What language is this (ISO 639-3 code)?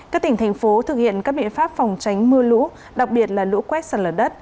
vie